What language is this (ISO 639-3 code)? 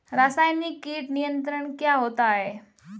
hin